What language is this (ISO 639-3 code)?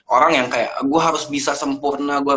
ind